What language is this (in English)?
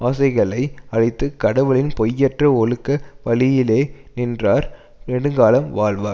Tamil